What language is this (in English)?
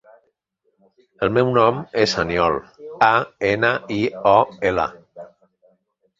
Catalan